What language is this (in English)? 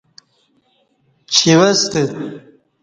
Kati